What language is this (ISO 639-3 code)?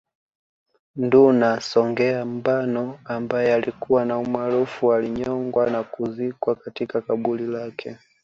swa